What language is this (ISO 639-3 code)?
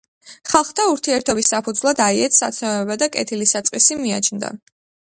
kat